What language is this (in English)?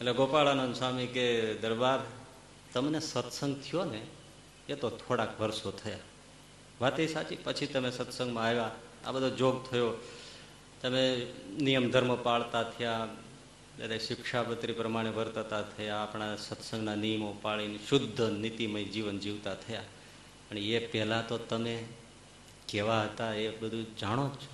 Gujarati